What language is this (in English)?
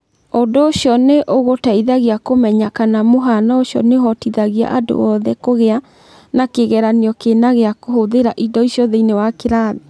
Kikuyu